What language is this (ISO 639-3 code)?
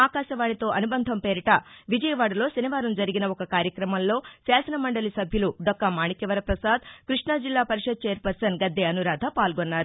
tel